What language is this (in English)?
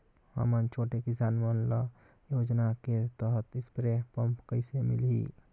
Chhattisgarhi